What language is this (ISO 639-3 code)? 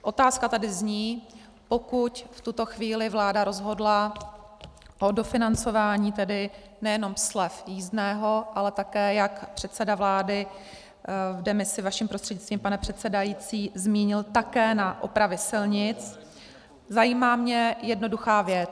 ces